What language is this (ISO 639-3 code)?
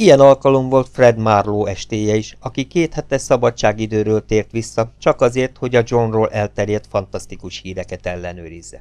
hun